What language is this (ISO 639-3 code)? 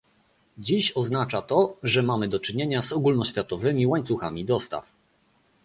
pol